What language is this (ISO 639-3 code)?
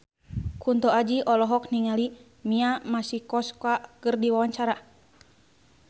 sun